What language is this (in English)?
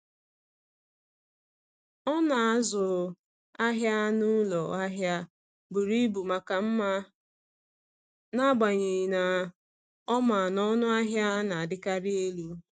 Igbo